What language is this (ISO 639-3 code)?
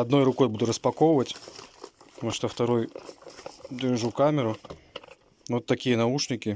rus